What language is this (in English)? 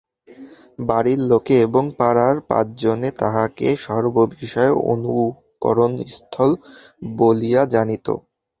Bangla